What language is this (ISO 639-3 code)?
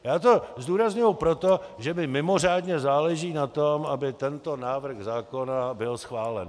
ces